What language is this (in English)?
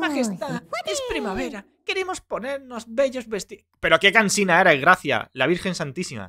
Spanish